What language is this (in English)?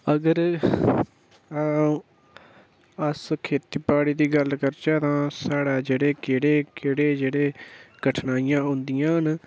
Dogri